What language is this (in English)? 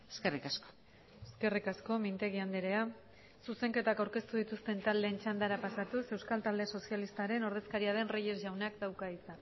Basque